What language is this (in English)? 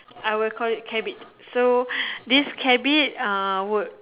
English